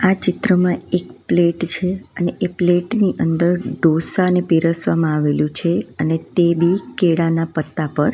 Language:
Gujarati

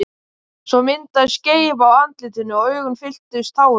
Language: Icelandic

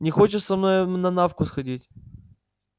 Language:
Russian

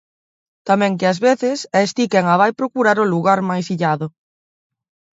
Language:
Galician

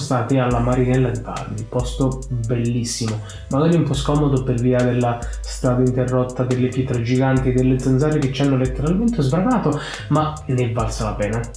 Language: Italian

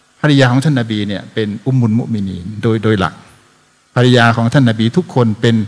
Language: Thai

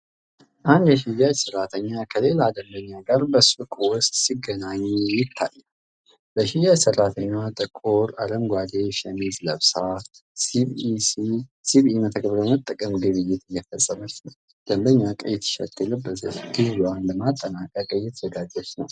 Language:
Amharic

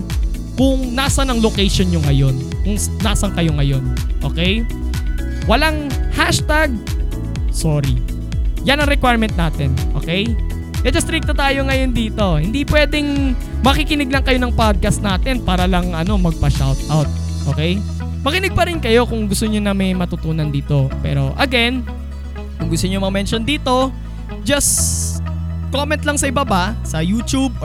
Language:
Filipino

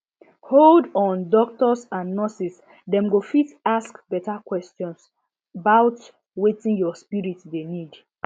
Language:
Nigerian Pidgin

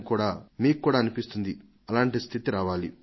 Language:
Telugu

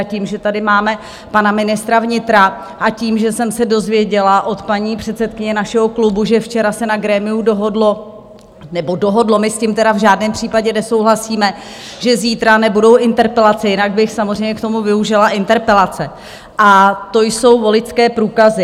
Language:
Czech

